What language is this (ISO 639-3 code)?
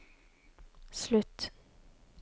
nor